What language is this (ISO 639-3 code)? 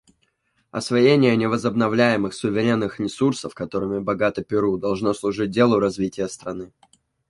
rus